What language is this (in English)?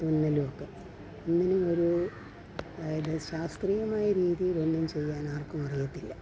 Malayalam